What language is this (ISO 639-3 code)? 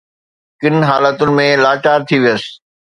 snd